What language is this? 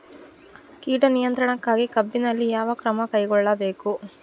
Kannada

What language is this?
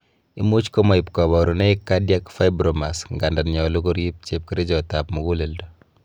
Kalenjin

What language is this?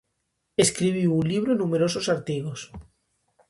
Galician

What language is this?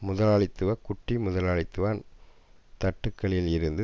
Tamil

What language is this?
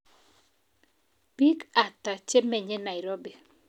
Kalenjin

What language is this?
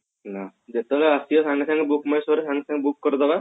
Odia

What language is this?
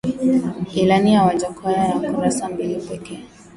Swahili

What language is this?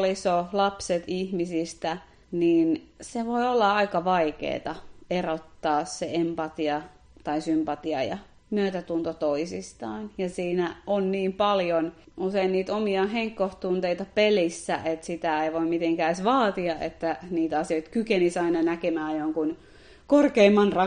Finnish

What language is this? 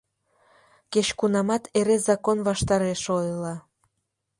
Mari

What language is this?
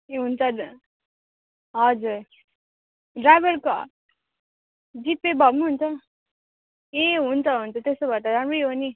Nepali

